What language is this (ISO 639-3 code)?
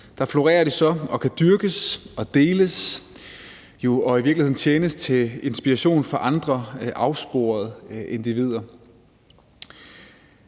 dan